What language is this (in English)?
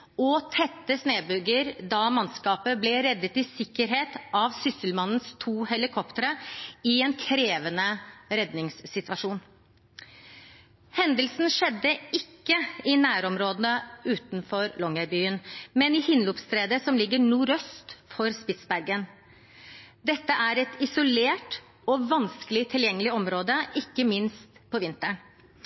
Norwegian Bokmål